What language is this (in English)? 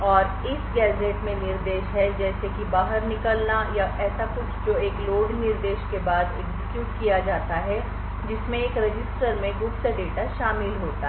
Hindi